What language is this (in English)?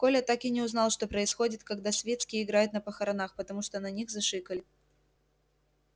Russian